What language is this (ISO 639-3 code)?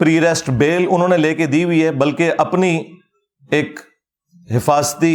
urd